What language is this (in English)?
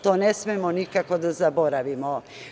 Serbian